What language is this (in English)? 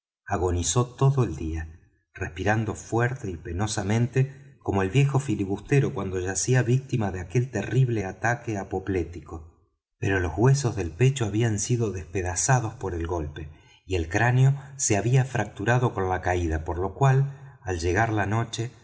Spanish